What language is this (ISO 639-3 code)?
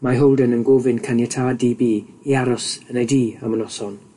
cym